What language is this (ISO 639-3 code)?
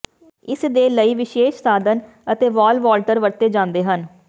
pan